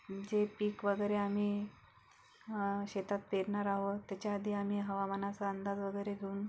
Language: Marathi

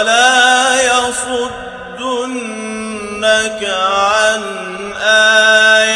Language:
Arabic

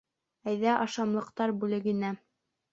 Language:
Bashkir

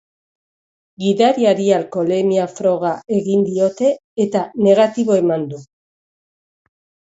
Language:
Basque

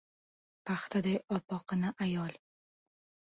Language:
Uzbek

